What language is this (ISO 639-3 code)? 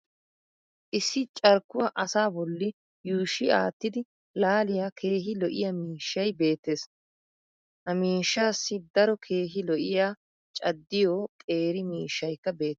wal